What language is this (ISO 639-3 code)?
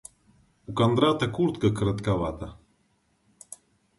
rus